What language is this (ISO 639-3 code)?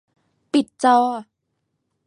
tha